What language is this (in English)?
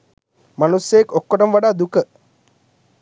Sinhala